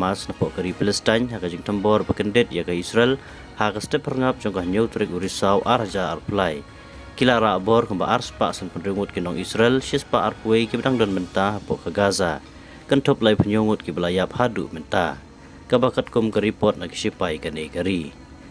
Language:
Malay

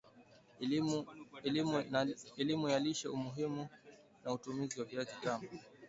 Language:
Swahili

